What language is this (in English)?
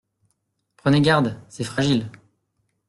French